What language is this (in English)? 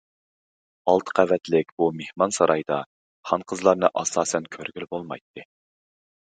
Uyghur